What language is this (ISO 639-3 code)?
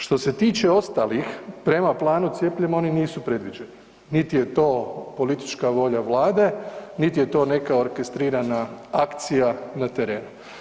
hrv